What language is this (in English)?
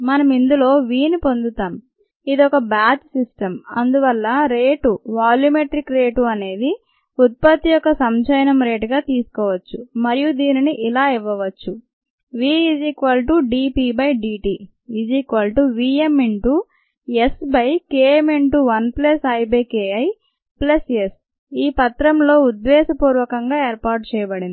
Telugu